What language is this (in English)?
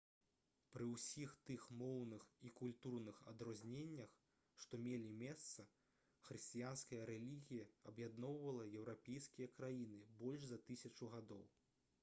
Belarusian